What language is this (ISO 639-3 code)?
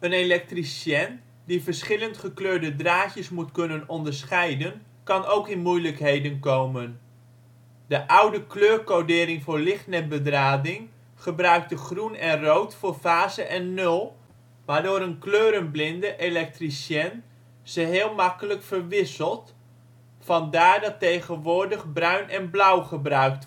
nld